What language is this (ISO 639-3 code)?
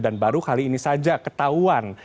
ind